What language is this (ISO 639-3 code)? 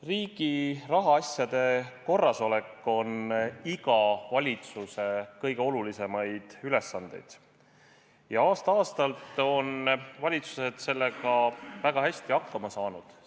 est